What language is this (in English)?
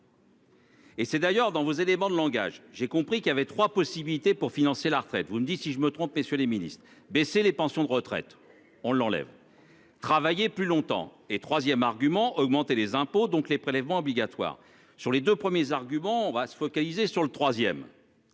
French